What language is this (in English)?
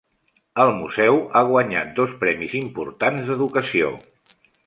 Catalan